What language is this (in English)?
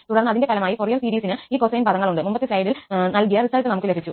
Malayalam